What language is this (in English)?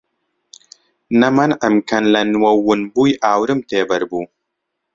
Central Kurdish